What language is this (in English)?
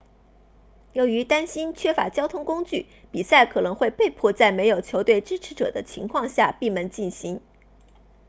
Chinese